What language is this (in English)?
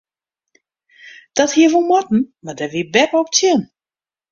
Western Frisian